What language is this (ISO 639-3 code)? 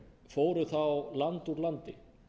isl